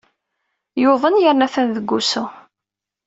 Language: Kabyle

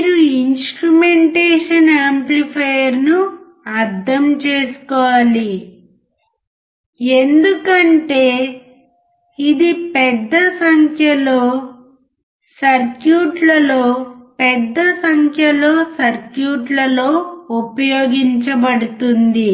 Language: Telugu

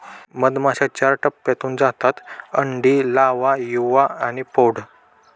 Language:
Marathi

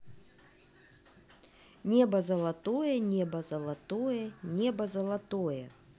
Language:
Russian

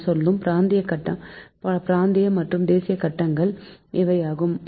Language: Tamil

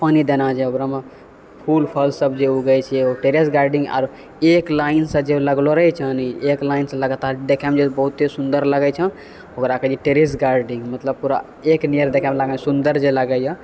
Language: Maithili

